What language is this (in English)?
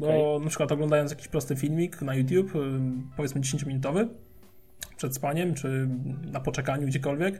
Polish